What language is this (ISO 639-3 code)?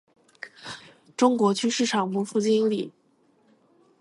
zho